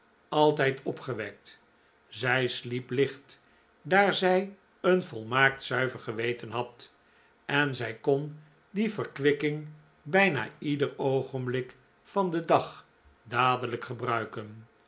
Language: Dutch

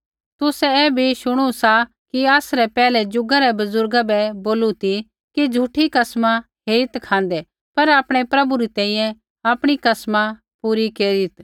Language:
Kullu Pahari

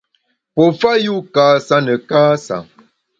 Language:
Bamun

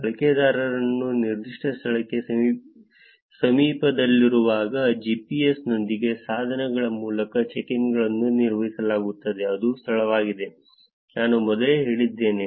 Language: Kannada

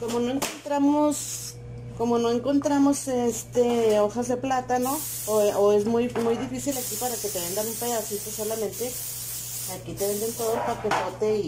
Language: Spanish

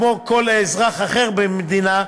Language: Hebrew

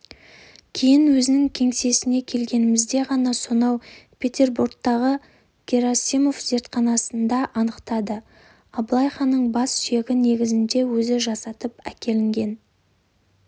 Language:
Kazakh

